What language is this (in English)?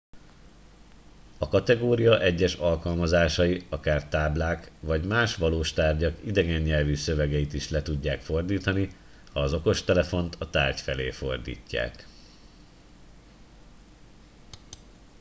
Hungarian